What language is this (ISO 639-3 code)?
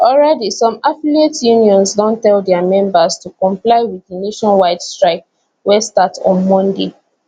pcm